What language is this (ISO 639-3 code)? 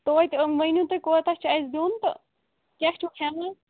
kas